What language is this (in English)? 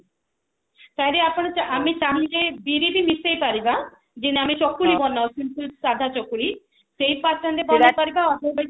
Odia